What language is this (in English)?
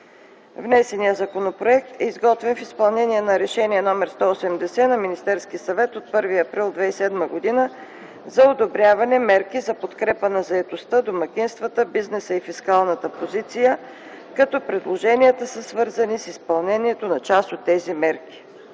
Bulgarian